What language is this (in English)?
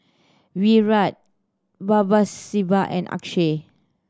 English